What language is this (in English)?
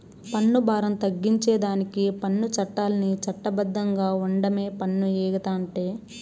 Telugu